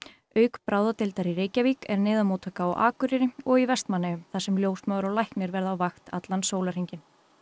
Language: Icelandic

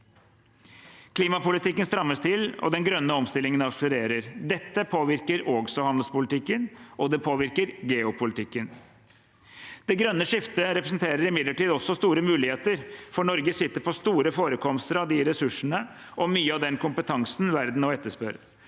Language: Norwegian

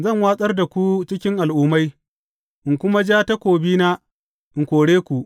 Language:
Hausa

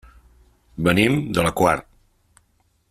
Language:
Catalan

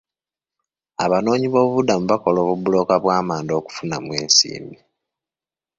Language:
Ganda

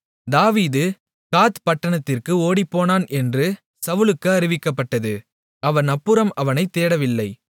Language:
Tamil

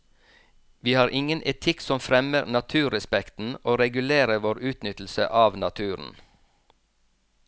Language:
Norwegian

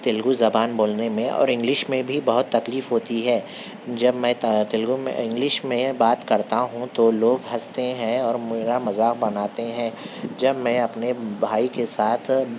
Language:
Urdu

